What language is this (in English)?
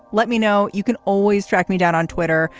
English